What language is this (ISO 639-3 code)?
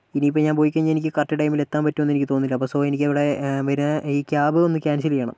mal